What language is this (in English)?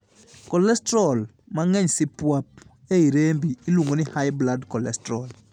Luo (Kenya and Tanzania)